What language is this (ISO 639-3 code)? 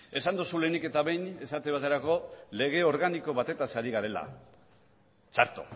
eus